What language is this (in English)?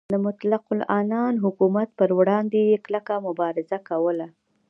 Pashto